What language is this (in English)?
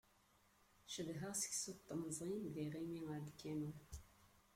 Kabyle